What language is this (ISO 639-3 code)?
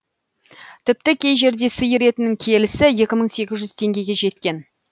kaz